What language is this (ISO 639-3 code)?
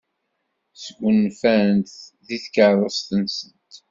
kab